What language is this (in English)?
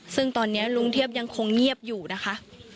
Thai